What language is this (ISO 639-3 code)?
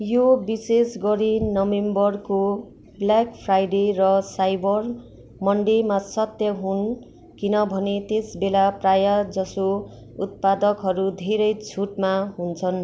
nep